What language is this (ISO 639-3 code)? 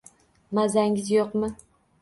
uzb